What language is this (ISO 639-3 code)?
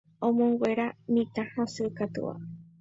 grn